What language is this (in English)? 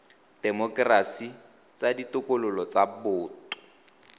Tswana